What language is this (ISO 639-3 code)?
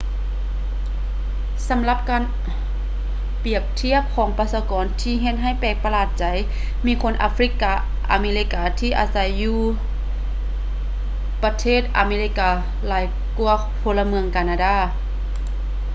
lao